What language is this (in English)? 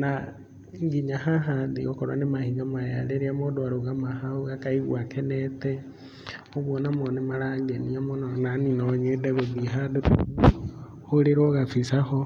Kikuyu